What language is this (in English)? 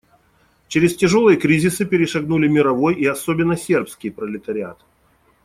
Russian